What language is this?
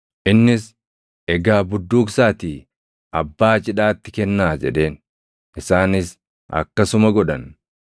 Oromo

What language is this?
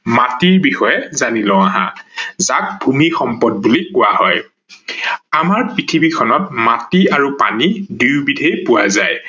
Assamese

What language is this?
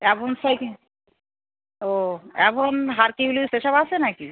Bangla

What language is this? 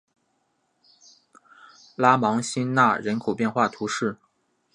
Chinese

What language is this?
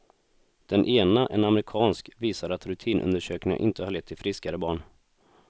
Swedish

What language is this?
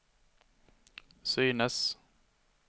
Swedish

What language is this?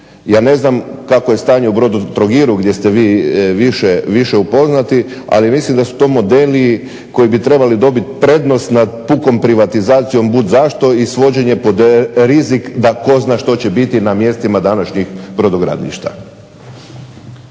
Croatian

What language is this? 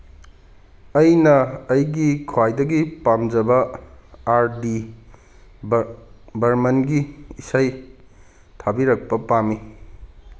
Manipuri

